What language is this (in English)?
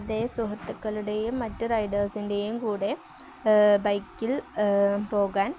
Malayalam